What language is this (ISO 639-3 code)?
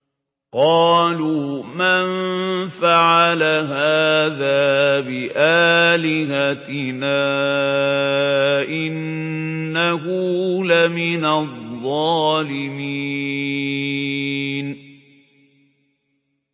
ara